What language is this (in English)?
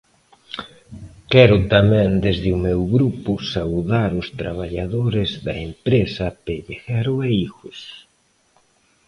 Galician